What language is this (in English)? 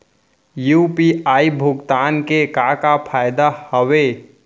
Chhattisgarhi